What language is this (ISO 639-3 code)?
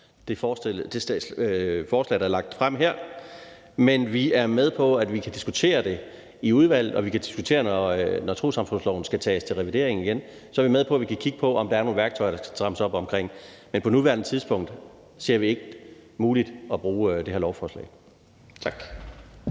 dan